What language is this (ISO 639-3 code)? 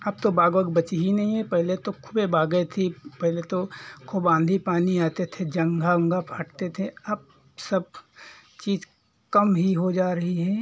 hin